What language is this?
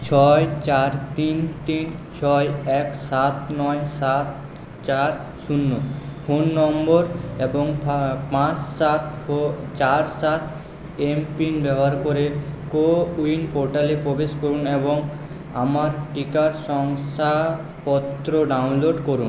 Bangla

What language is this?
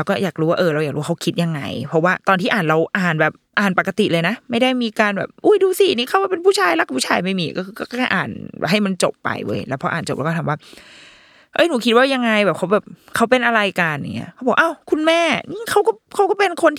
Thai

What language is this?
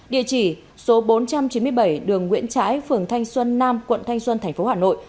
Vietnamese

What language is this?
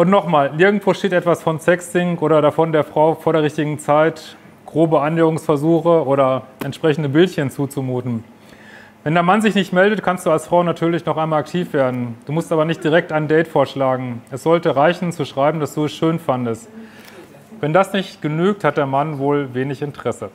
German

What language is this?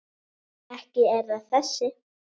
Icelandic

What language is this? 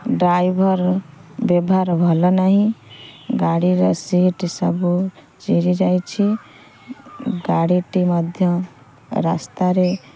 Odia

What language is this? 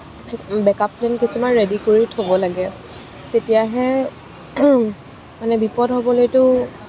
Assamese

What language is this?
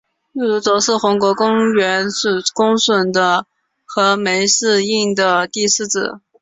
Chinese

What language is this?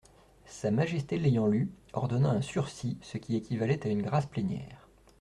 French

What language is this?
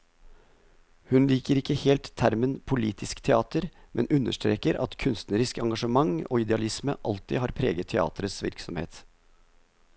Norwegian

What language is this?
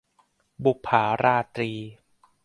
Thai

